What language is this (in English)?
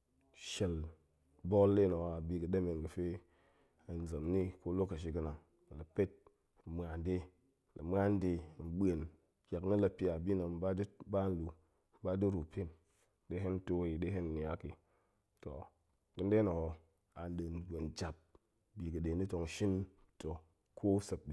Goemai